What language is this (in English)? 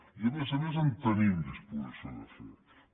Catalan